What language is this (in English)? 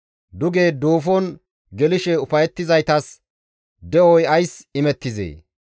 Gamo